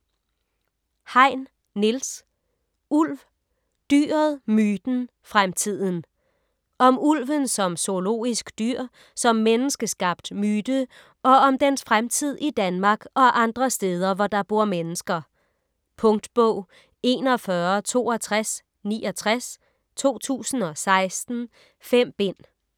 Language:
Danish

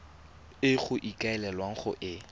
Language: Tswana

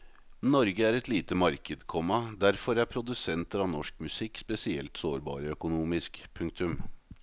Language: Norwegian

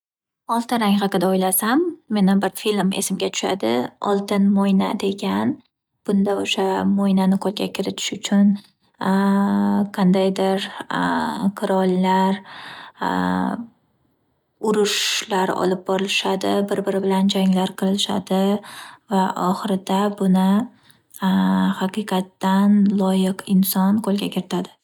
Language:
Uzbek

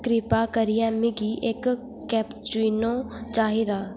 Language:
Dogri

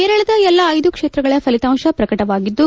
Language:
Kannada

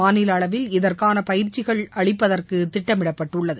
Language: Tamil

